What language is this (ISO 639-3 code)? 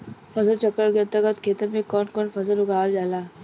bho